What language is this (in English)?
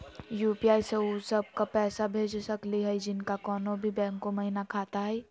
Magahi